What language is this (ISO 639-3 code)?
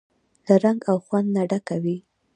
pus